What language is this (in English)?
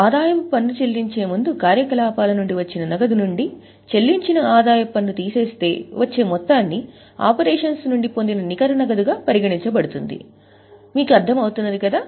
Telugu